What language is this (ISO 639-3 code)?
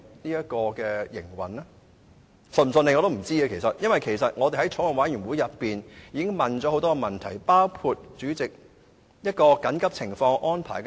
yue